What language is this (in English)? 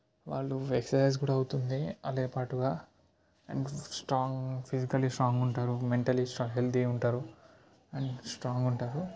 Telugu